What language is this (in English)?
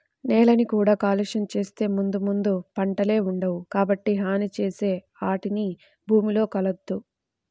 Telugu